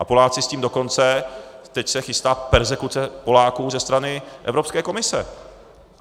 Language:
Czech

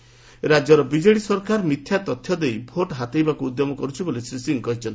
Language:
Odia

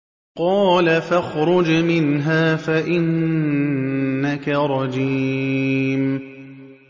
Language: Arabic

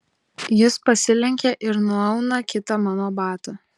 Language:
Lithuanian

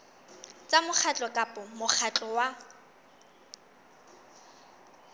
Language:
Southern Sotho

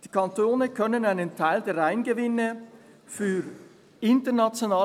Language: Swiss German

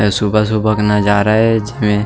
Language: Chhattisgarhi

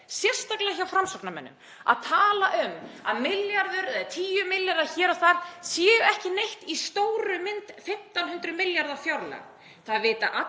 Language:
Icelandic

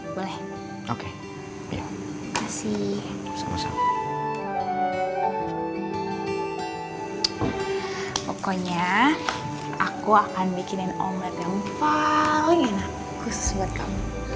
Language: Indonesian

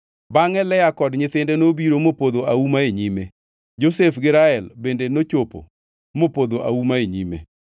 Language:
Luo (Kenya and Tanzania)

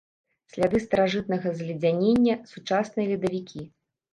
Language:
Belarusian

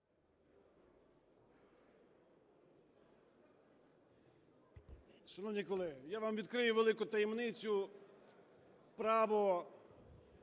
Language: Ukrainian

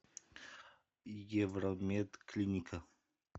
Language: Russian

